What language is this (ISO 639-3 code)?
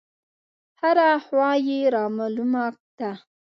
pus